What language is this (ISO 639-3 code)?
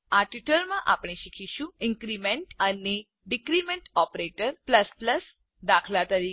guj